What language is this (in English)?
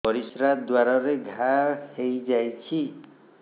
Odia